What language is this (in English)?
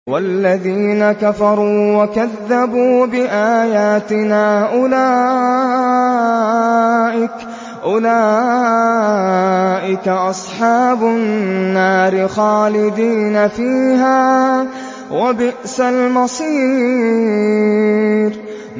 Arabic